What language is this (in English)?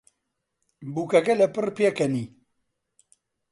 Central Kurdish